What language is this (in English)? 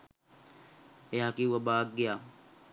Sinhala